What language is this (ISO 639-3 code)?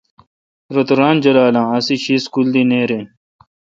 xka